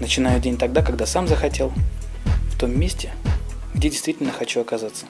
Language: Russian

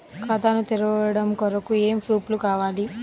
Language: Telugu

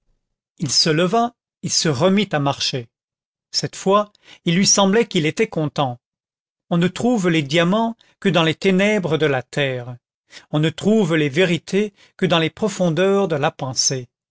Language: French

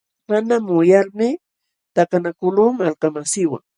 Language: Jauja Wanca Quechua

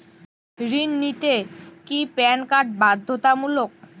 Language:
Bangla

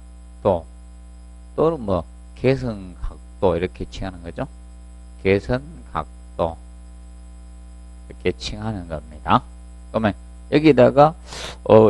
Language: Korean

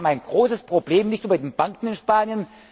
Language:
German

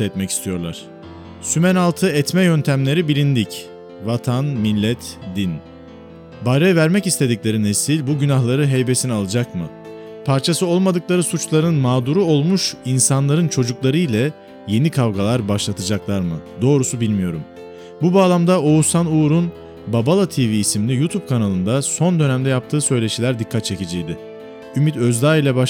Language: Turkish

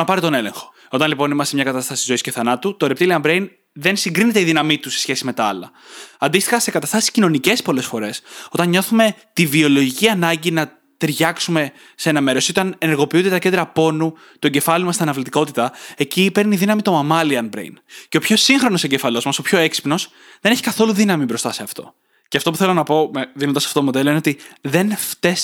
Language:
Greek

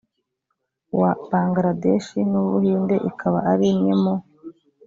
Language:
Kinyarwanda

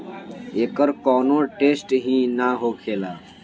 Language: Bhojpuri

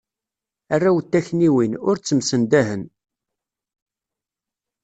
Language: Kabyle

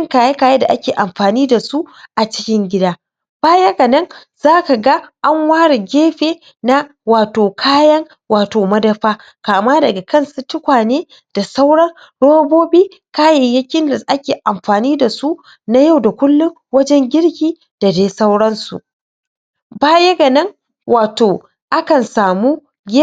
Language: Hausa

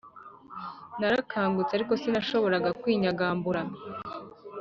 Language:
Kinyarwanda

